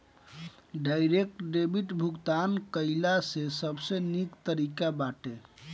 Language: Bhojpuri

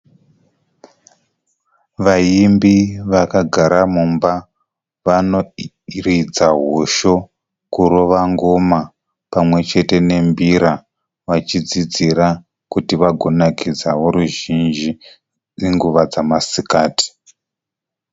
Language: Shona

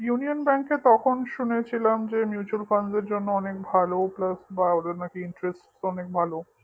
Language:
Bangla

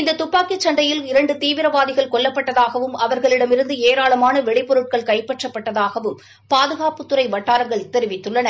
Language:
Tamil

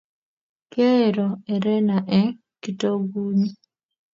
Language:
Kalenjin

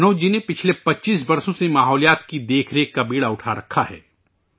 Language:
Urdu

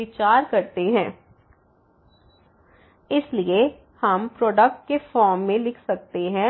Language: Hindi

